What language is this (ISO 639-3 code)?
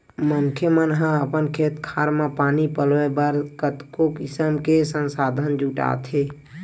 hne